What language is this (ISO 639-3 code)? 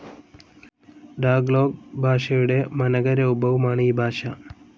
mal